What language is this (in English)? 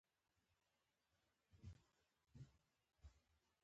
Pashto